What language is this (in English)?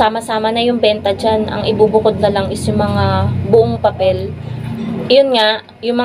Filipino